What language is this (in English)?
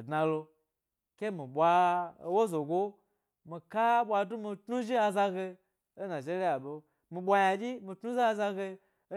Gbari